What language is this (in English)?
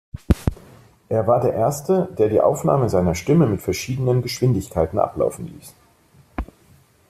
German